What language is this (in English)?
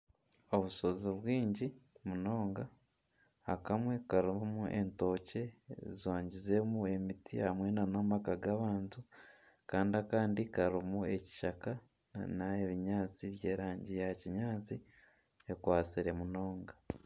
Nyankole